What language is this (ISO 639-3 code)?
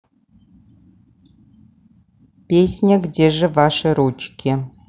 rus